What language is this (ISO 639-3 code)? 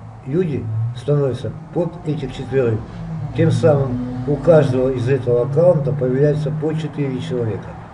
rus